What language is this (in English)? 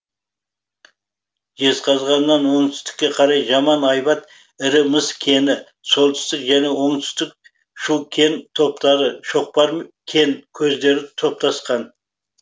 Kazakh